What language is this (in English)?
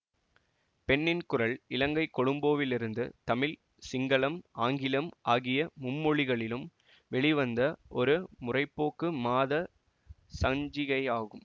Tamil